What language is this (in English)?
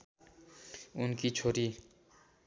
Nepali